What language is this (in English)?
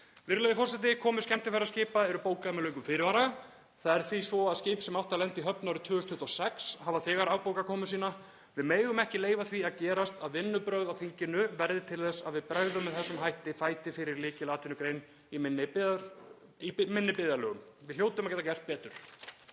Icelandic